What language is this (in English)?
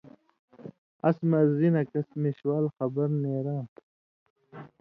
Indus Kohistani